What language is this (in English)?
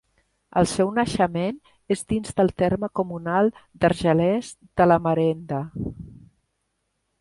Catalan